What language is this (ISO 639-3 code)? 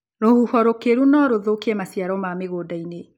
kik